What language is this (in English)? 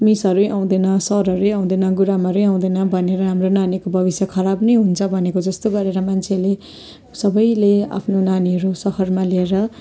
Nepali